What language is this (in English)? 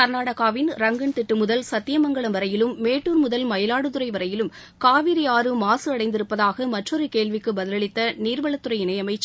Tamil